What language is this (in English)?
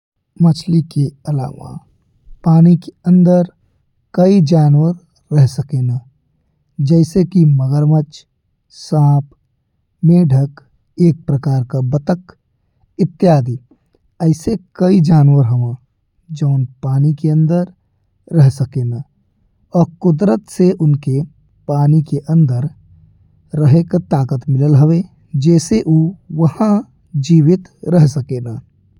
Bhojpuri